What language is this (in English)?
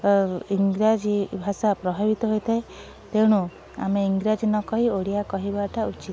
Odia